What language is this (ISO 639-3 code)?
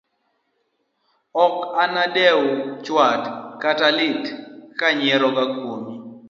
luo